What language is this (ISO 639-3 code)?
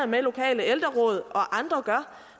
dan